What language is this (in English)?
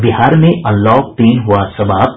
Hindi